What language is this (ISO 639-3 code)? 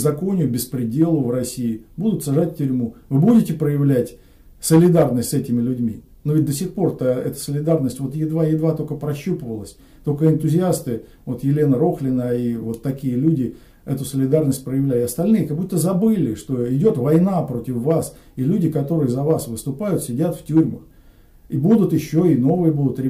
rus